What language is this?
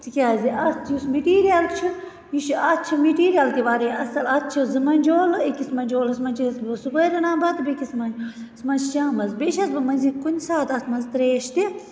Kashmiri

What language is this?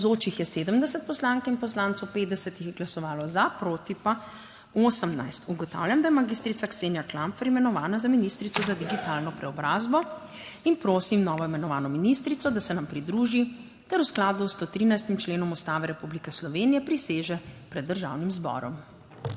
Slovenian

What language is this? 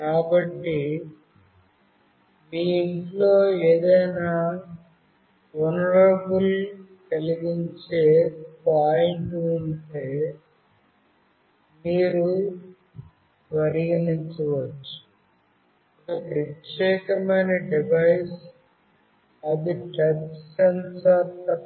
Telugu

